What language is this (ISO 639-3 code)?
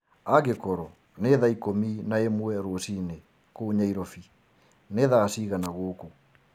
kik